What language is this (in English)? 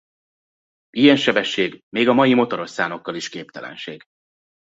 Hungarian